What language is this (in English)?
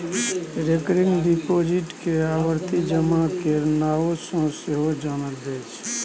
Maithili